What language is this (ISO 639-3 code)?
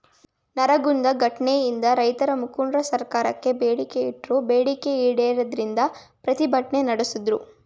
kan